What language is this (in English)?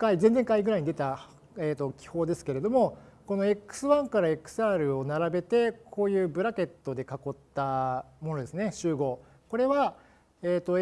Japanese